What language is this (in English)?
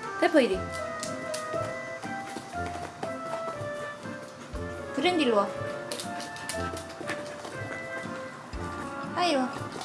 Korean